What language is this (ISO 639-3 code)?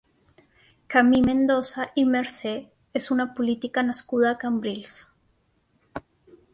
cat